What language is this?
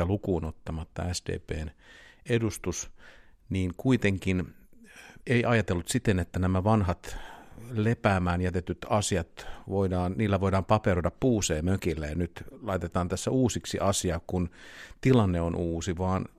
Finnish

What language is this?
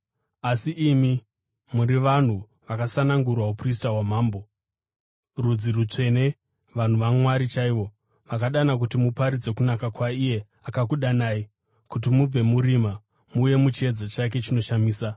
Shona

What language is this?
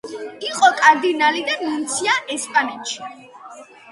Georgian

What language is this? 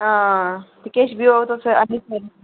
Dogri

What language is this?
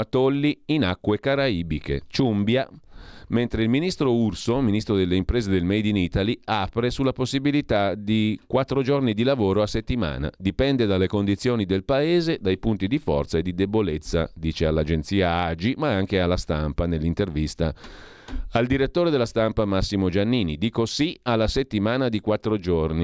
Italian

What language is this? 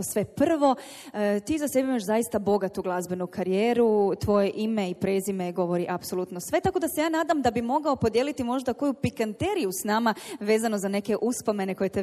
Croatian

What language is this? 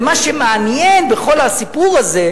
Hebrew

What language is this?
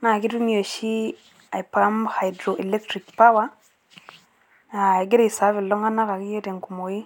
Masai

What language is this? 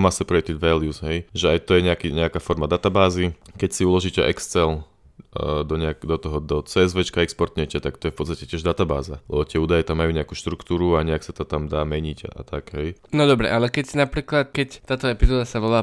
Slovak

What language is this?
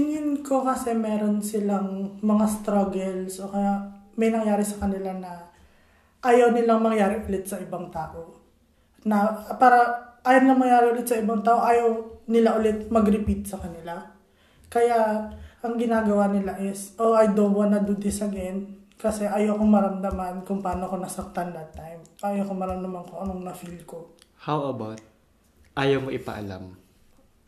Filipino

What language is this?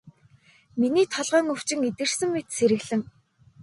Mongolian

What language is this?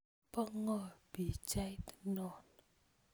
Kalenjin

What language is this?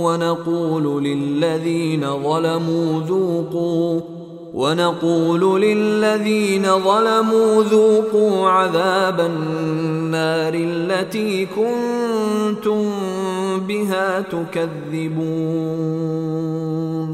Arabic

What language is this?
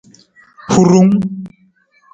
Nawdm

